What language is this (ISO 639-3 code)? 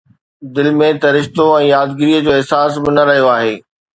snd